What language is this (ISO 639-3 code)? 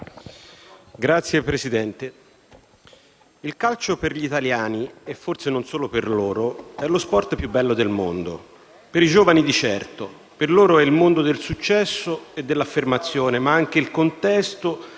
ita